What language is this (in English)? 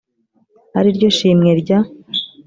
Kinyarwanda